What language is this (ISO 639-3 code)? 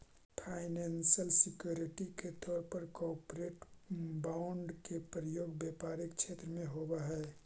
mag